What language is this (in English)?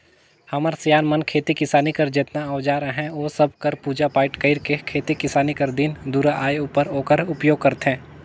Chhattisgarhi